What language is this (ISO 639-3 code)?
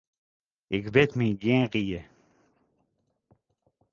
fry